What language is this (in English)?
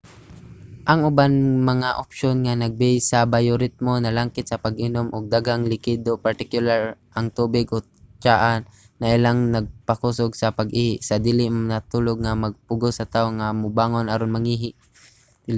Cebuano